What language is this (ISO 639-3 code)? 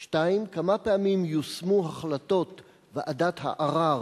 heb